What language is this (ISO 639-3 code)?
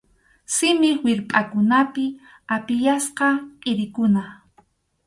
qxu